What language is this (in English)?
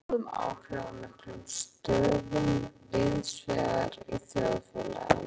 Icelandic